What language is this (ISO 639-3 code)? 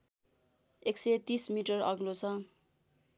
nep